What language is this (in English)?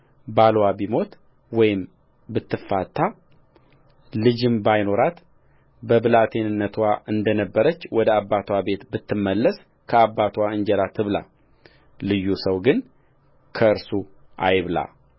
Amharic